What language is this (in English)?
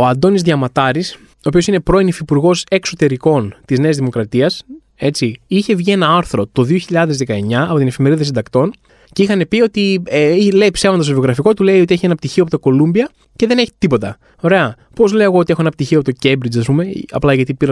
Greek